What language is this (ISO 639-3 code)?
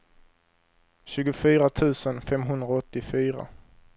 swe